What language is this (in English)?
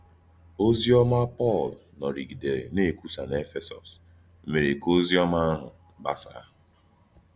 Igbo